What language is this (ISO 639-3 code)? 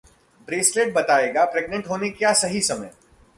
hin